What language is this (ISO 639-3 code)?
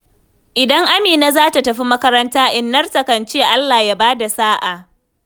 hau